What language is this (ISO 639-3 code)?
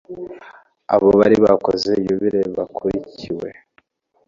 kin